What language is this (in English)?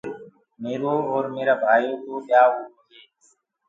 Gurgula